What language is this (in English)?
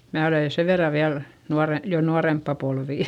Finnish